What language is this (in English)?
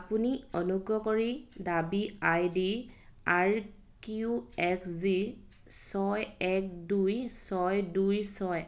Assamese